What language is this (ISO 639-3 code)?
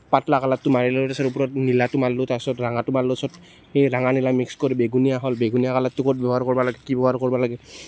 asm